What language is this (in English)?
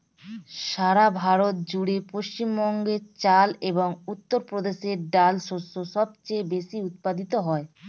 Bangla